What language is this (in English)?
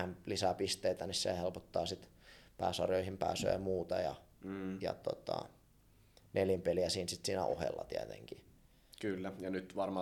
Finnish